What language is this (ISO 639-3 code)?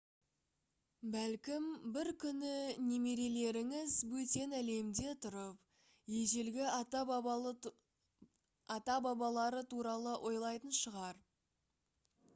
kaz